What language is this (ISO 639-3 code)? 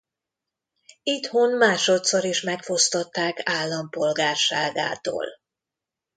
hun